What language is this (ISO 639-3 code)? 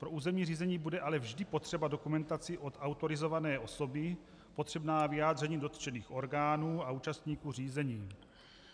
ces